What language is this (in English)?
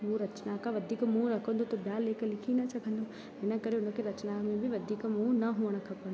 Sindhi